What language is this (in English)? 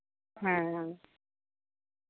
Santali